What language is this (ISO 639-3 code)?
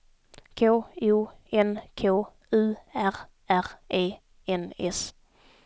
swe